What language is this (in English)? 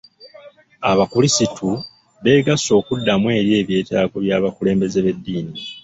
Ganda